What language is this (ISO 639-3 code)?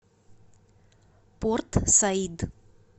rus